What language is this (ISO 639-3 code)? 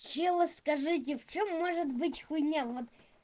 rus